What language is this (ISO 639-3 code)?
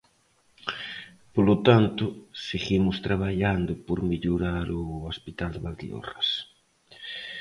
glg